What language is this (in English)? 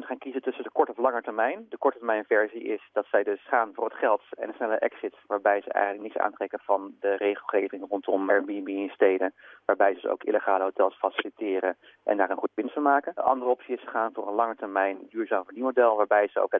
Dutch